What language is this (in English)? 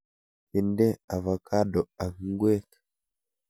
Kalenjin